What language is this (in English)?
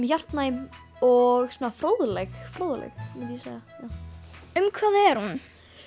Icelandic